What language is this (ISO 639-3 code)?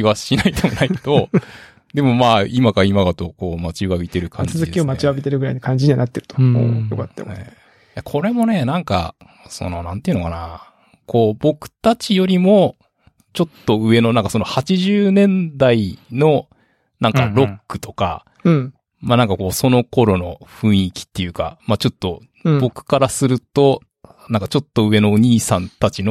jpn